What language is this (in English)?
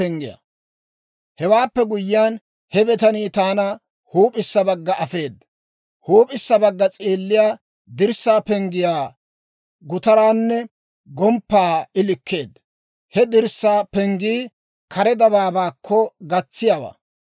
Dawro